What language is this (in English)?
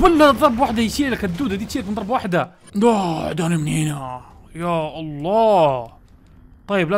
Arabic